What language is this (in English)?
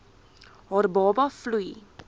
Afrikaans